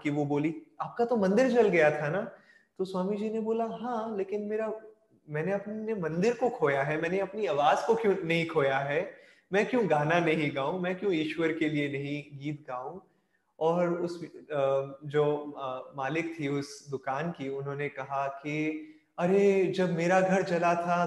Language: Hindi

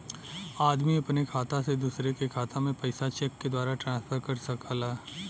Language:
Bhojpuri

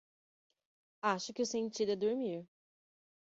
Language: Portuguese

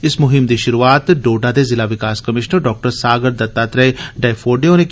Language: Dogri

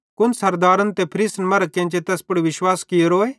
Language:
Bhadrawahi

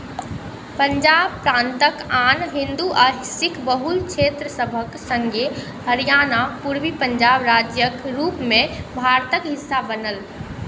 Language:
Maithili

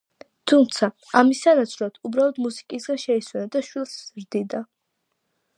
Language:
Georgian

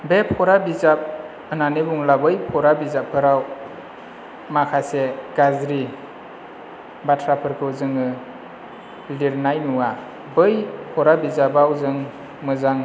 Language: Bodo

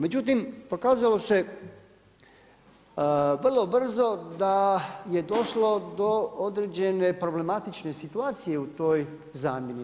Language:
Croatian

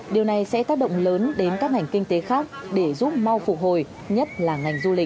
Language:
Vietnamese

